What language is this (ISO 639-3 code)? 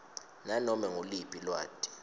ssw